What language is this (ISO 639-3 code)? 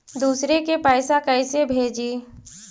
mag